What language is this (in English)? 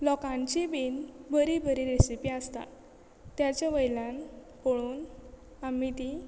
Konkani